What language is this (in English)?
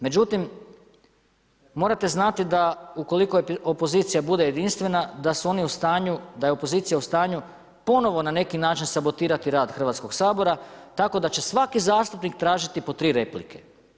Croatian